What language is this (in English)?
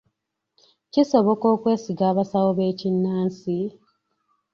Ganda